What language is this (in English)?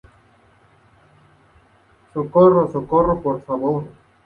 Spanish